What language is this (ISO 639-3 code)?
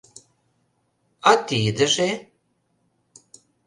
chm